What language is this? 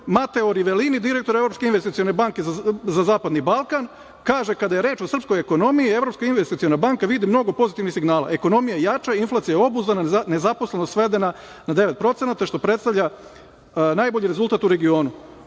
Serbian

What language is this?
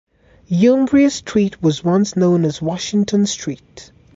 English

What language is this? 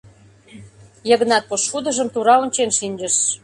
Mari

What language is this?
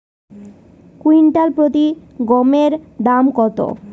Bangla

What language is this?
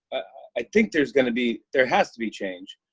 English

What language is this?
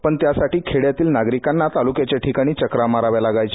Marathi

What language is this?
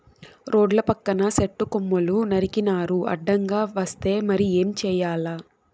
Telugu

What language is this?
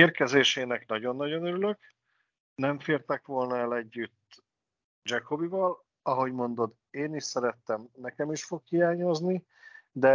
Hungarian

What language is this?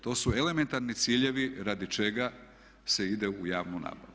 Croatian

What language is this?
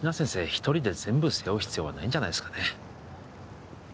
Japanese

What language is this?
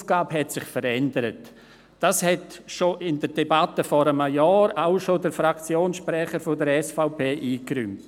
Swiss German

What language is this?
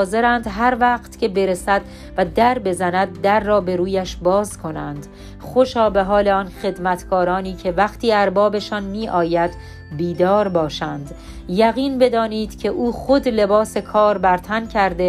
Persian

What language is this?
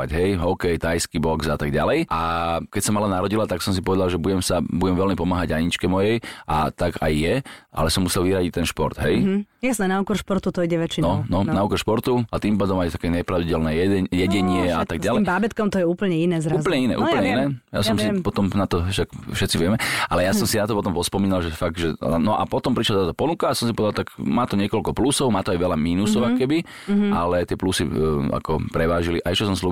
Slovak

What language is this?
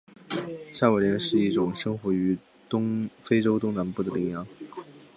Chinese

